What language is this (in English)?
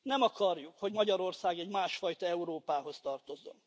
Hungarian